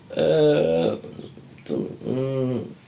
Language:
Welsh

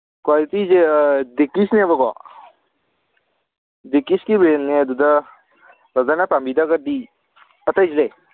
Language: Manipuri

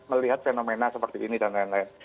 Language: Indonesian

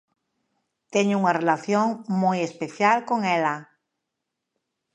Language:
Galician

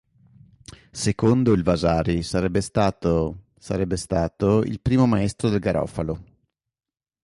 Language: Italian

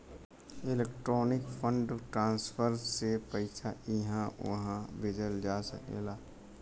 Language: Bhojpuri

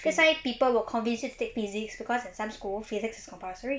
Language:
English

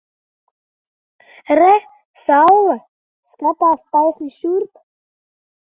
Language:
Latvian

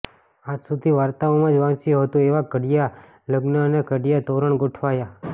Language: Gujarati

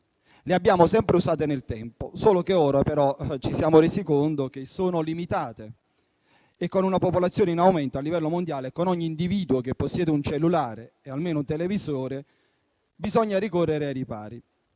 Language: Italian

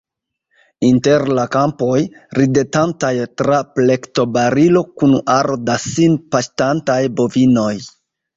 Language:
Esperanto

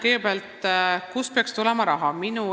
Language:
Estonian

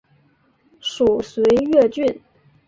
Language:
Chinese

